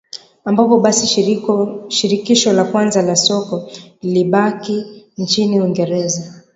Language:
Swahili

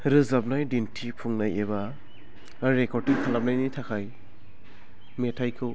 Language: Bodo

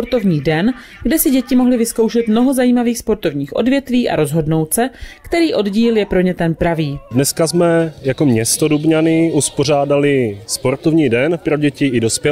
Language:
Czech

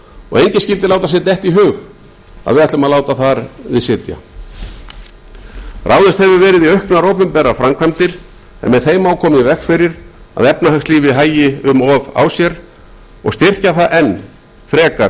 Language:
Icelandic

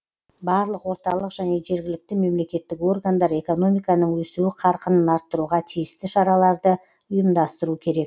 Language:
Kazakh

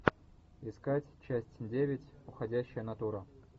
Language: Russian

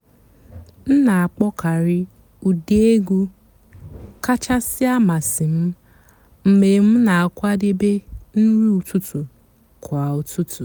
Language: Igbo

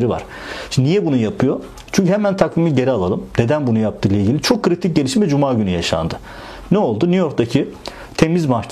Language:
Turkish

